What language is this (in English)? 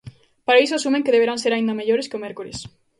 Galician